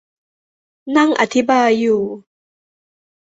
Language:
Thai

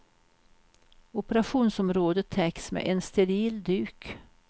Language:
Swedish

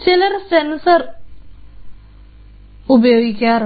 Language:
Malayalam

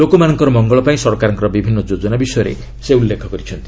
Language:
Odia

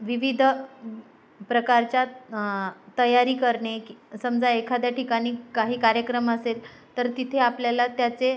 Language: Marathi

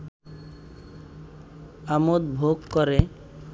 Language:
Bangla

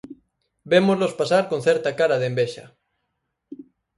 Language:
Galician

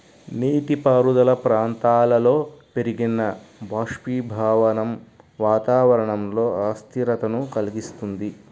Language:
Telugu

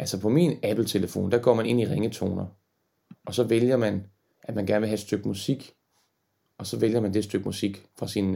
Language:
Danish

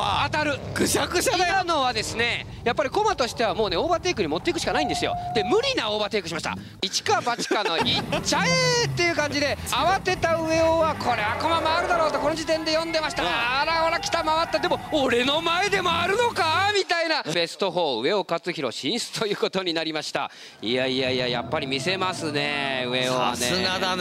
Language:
Japanese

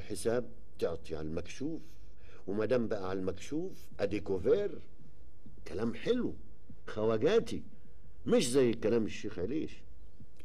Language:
Arabic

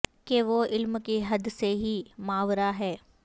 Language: Urdu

